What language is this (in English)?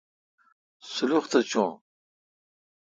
Kalkoti